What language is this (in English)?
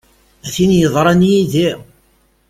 Kabyle